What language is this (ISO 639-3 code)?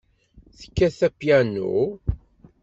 kab